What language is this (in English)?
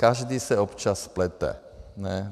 Czech